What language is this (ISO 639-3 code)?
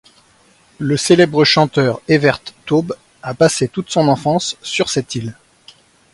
fra